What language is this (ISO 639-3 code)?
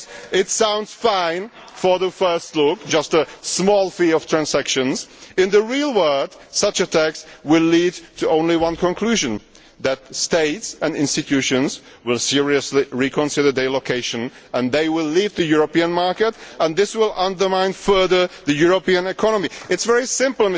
eng